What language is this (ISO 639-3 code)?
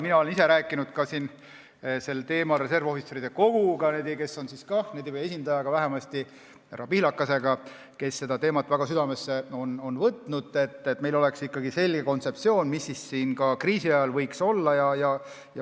est